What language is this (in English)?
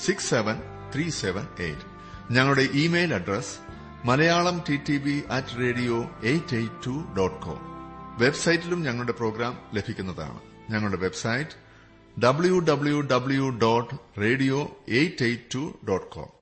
Malayalam